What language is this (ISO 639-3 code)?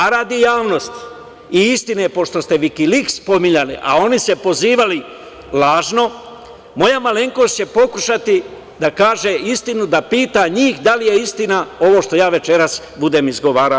srp